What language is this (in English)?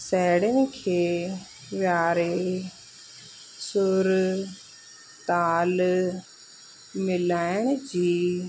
Sindhi